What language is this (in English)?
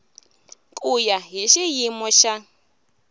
Tsonga